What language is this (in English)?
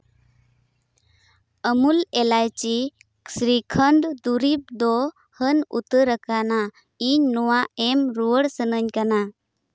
Santali